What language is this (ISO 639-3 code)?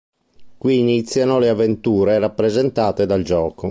ita